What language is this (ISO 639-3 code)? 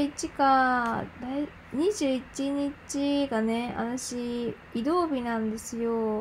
jpn